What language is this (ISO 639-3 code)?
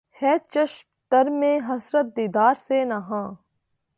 urd